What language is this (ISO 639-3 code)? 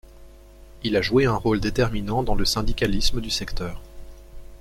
fra